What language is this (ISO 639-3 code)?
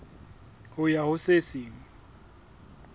sot